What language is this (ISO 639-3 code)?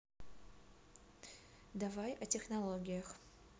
rus